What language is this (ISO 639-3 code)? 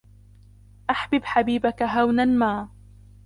ara